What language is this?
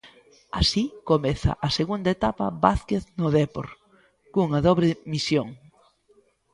Galician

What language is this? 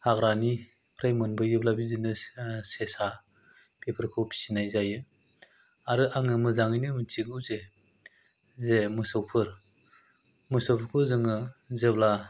Bodo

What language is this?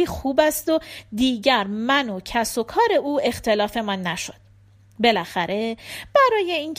Persian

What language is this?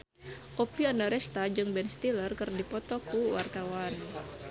Sundanese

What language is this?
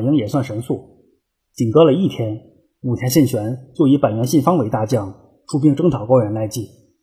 Chinese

